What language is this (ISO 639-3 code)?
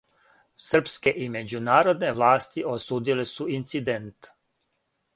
srp